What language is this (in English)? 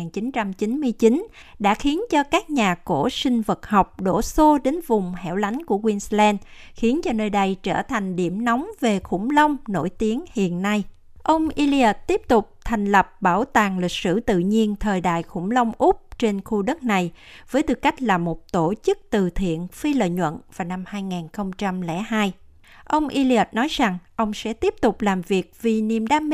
Vietnamese